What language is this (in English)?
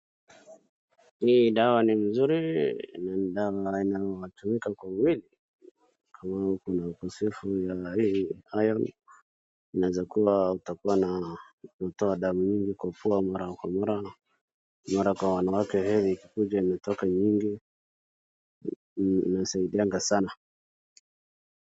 Swahili